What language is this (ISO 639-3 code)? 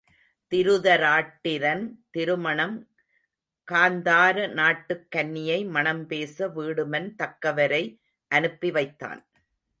tam